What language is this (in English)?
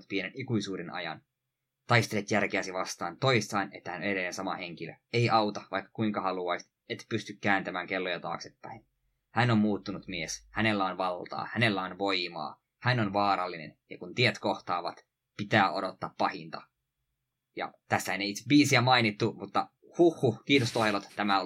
Finnish